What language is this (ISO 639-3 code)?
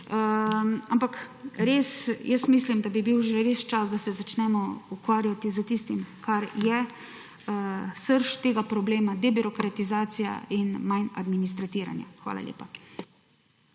slv